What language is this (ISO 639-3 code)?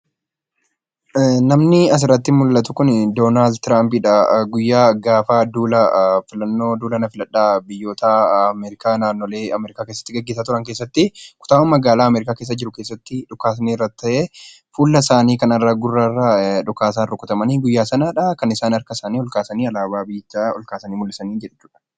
orm